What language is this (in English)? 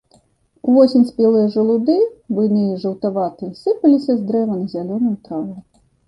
Belarusian